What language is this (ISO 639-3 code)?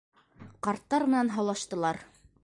bak